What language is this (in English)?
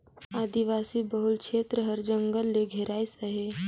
Chhattisgarhi